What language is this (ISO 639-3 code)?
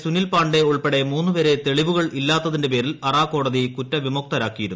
mal